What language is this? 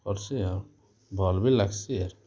Odia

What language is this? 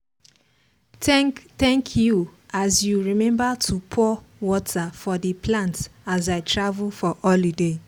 Nigerian Pidgin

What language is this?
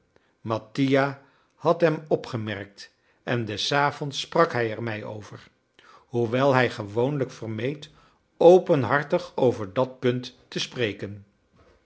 Dutch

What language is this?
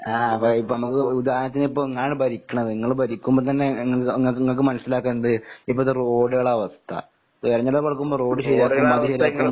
Malayalam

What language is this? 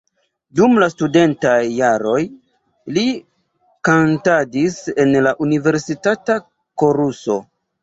Esperanto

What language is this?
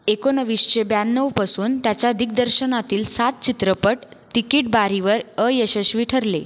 Marathi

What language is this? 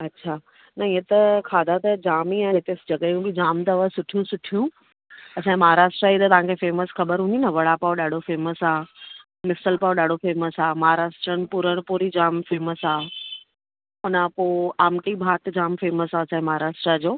Sindhi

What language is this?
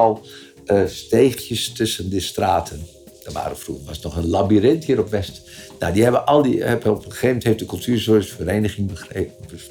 Dutch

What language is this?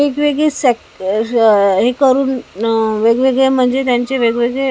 Marathi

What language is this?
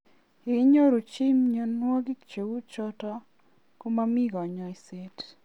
Kalenjin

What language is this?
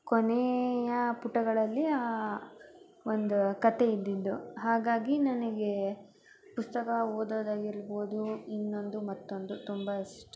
Kannada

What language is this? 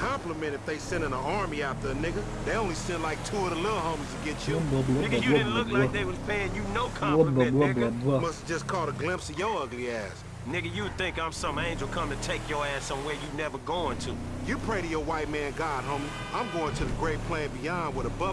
Russian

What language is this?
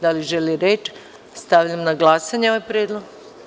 Serbian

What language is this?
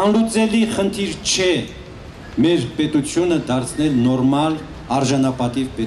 Romanian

